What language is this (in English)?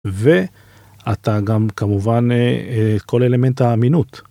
Hebrew